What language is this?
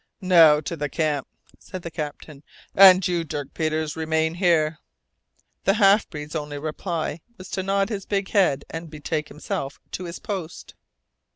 English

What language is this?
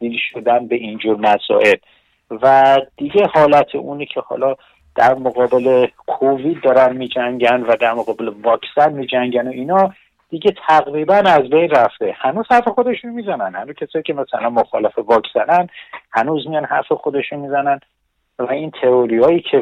Persian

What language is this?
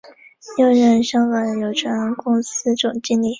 Chinese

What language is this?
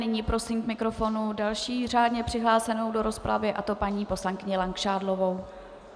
Czech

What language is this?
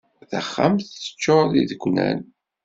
Kabyle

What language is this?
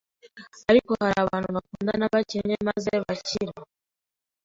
Kinyarwanda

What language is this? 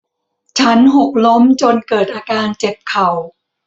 Thai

